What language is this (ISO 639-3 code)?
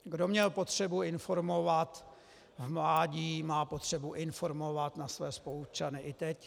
ces